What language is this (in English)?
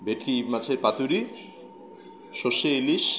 Bangla